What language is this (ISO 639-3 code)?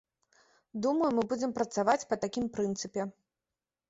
bel